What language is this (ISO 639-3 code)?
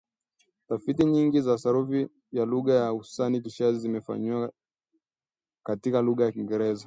swa